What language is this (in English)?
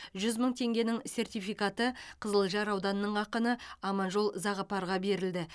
Kazakh